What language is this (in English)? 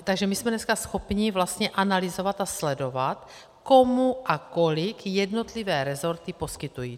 Czech